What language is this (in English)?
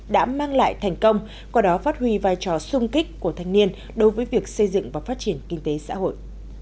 Vietnamese